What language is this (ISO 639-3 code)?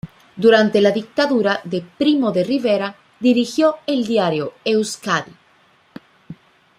spa